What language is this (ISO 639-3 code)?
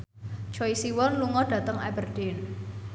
jav